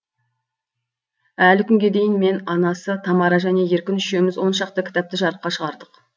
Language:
Kazakh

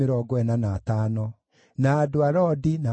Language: Kikuyu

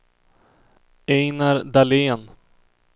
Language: Swedish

